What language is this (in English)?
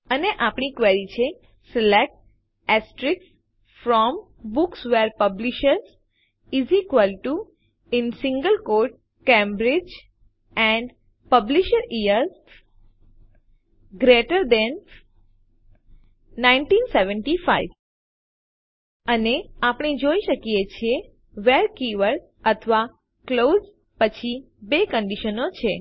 Gujarati